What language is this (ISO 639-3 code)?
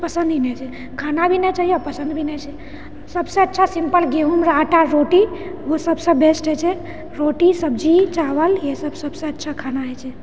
mai